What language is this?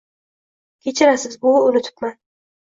Uzbek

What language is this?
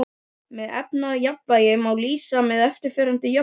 Icelandic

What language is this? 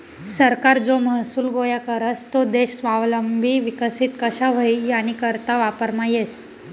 Marathi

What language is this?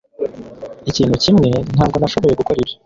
Kinyarwanda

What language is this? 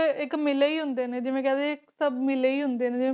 Punjabi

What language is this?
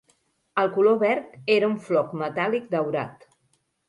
Catalan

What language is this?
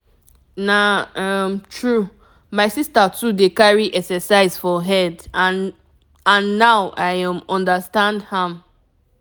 Nigerian Pidgin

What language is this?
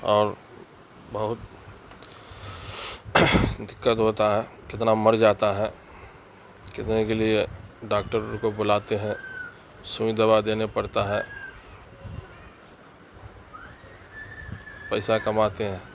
Urdu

